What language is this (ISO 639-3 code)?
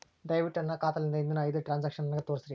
kan